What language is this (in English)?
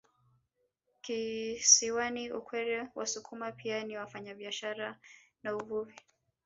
Swahili